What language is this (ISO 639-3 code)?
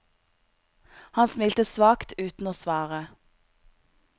nor